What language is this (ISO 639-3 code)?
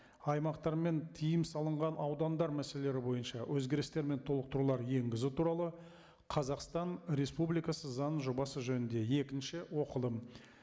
kaz